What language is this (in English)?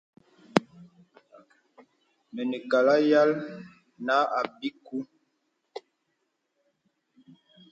Bebele